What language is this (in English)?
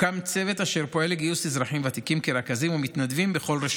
Hebrew